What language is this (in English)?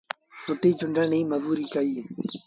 Sindhi Bhil